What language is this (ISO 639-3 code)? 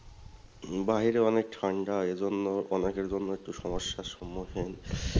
ben